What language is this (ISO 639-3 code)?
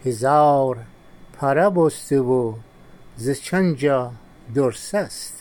fas